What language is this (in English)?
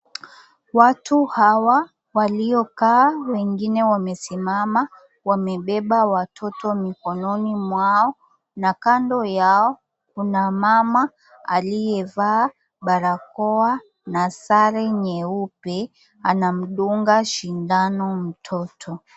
Swahili